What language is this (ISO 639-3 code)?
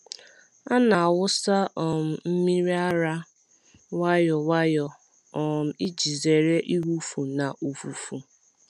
ibo